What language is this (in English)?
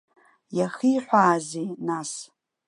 Abkhazian